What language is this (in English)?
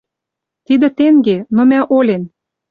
Western Mari